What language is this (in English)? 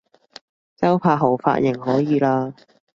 Cantonese